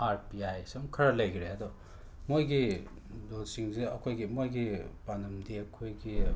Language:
Manipuri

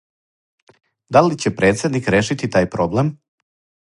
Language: Serbian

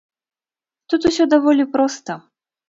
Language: Belarusian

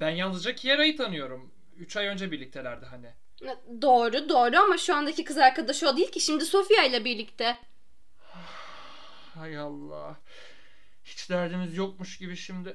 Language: Turkish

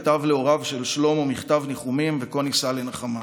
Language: Hebrew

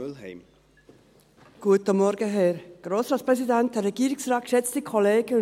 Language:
Swiss German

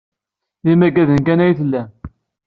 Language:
Kabyle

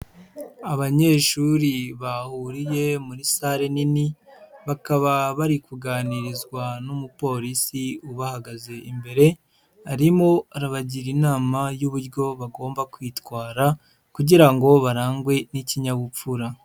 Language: Kinyarwanda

